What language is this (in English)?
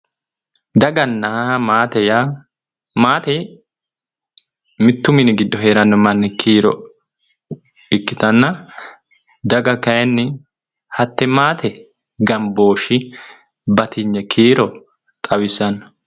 Sidamo